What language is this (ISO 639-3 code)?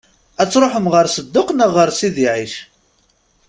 kab